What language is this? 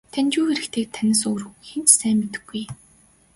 Mongolian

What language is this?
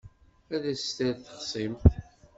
Kabyle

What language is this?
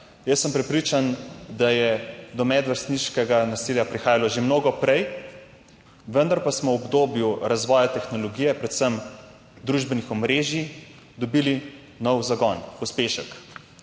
Slovenian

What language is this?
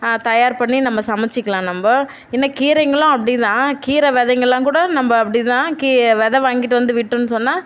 Tamil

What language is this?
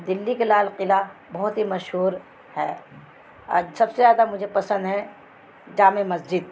Urdu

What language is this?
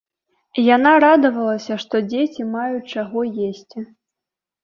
Belarusian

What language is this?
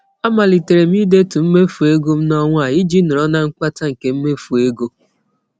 Igbo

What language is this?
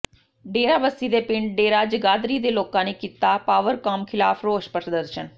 Punjabi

